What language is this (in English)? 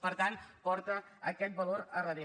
Catalan